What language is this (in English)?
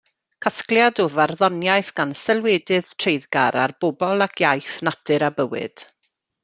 Welsh